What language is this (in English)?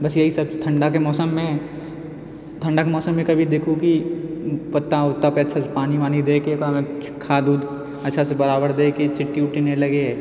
Maithili